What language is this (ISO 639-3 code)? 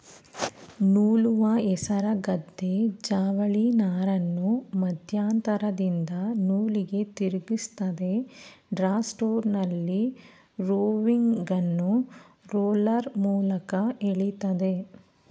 kan